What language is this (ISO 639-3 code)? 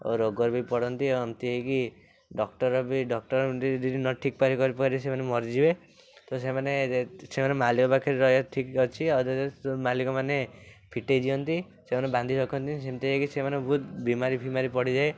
ori